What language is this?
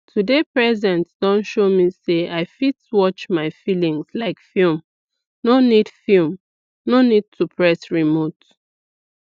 Nigerian Pidgin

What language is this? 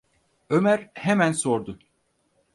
Turkish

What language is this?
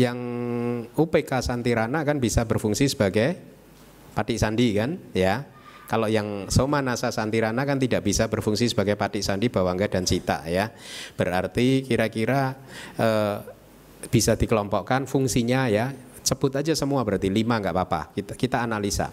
Indonesian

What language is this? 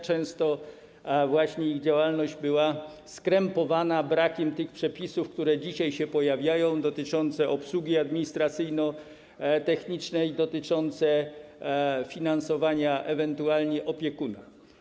Polish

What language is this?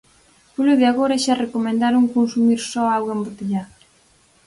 Galician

